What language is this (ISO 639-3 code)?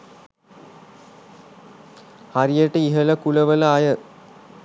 sin